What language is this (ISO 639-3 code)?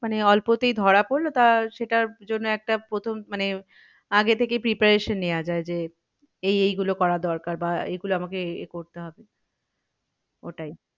ben